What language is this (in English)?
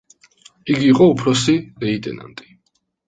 Georgian